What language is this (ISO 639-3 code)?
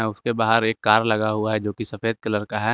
hin